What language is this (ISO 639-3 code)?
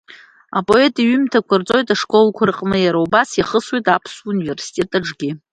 abk